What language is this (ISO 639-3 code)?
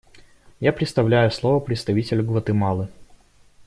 rus